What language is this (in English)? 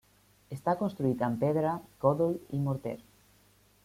Catalan